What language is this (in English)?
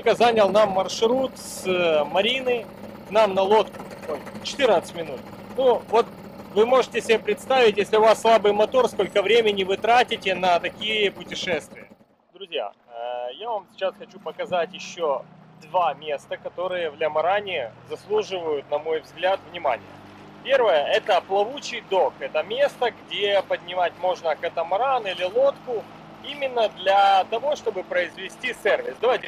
Russian